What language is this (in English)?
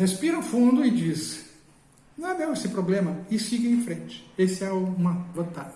Portuguese